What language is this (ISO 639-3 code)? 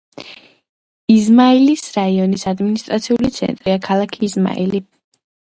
kat